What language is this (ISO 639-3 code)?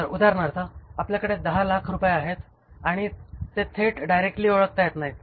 mar